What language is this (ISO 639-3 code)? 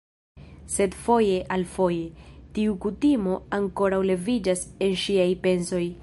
epo